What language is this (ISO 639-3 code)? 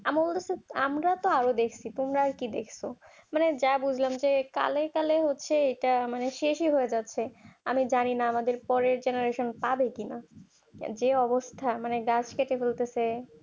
ben